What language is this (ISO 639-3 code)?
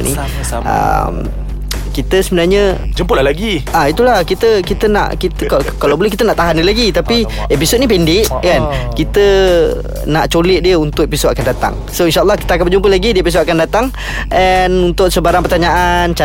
msa